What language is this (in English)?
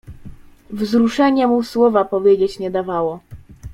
Polish